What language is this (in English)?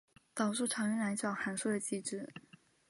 Chinese